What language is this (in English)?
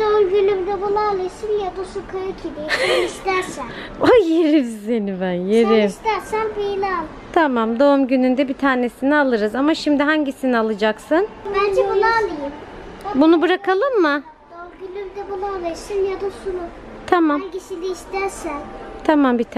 Turkish